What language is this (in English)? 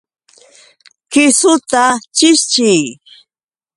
Yauyos Quechua